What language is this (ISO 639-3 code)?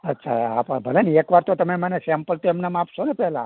guj